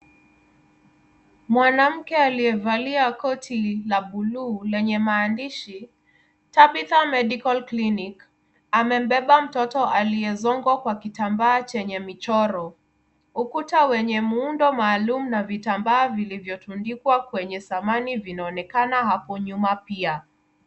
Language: Swahili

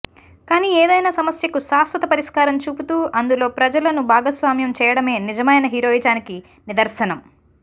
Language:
Telugu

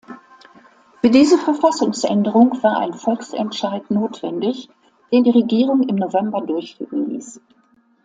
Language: German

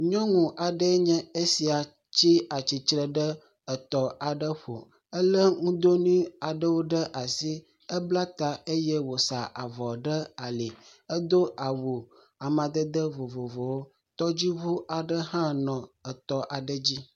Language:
Ewe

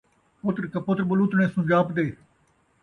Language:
Saraiki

